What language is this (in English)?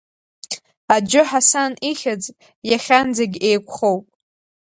Abkhazian